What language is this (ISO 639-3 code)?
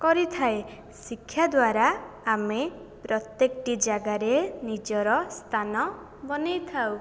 ori